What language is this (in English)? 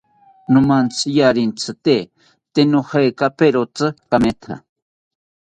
South Ucayali Ashéninka